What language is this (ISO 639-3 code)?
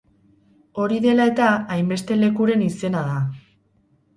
eus